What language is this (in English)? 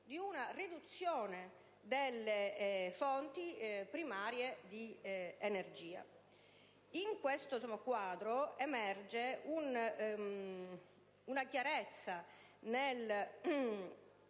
Italian